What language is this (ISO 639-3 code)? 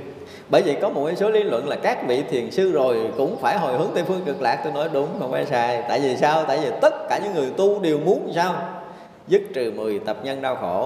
vie